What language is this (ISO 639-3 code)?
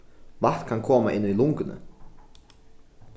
fao